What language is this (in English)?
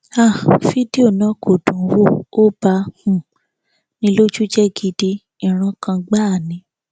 Yoruba